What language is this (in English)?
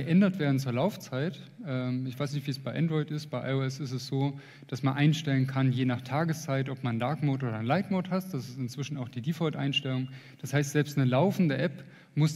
German